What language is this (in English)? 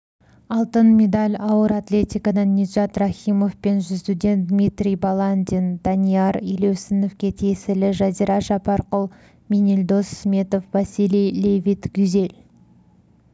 Kazakh